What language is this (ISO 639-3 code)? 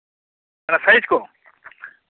sat